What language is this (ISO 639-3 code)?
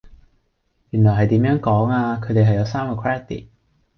yue